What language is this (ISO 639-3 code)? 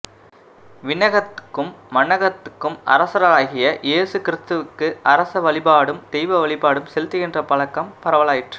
tam